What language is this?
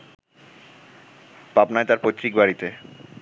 Bangla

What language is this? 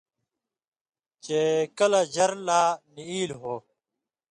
Indus Kohistani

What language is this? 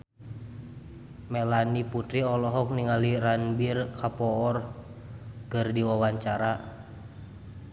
Sundanese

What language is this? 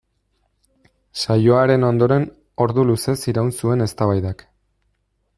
Basque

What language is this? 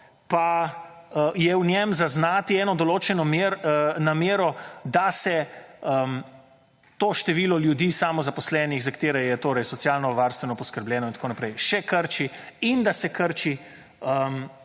Slovenian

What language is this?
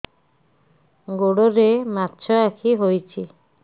Odia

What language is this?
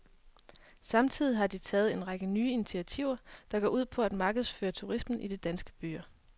Danish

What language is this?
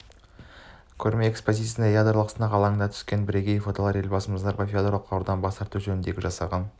Kazakh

